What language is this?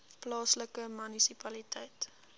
Afrikaans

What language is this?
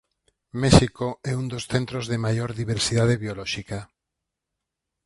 Galician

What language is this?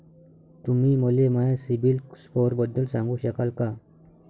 Marathi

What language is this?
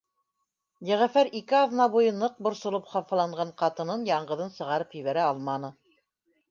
Bashkir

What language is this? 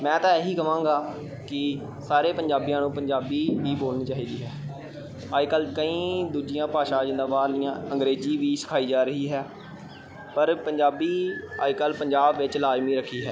Punjabi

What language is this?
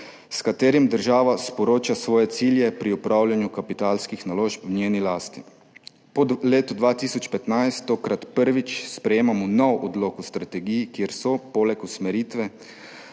Slovenian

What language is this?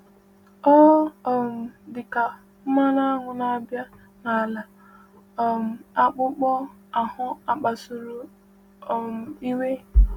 Igbo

